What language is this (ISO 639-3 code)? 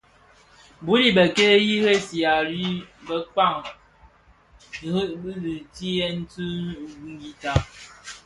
ksf